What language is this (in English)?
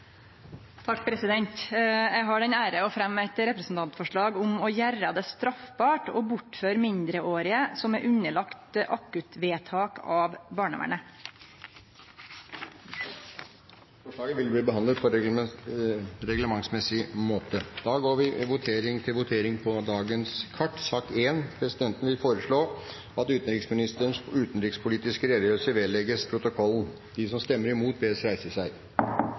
Norwegian